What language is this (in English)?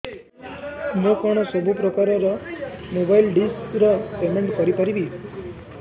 Odia